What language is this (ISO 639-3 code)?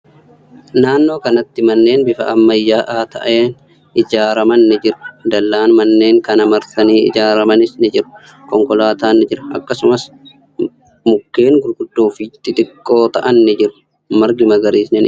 orm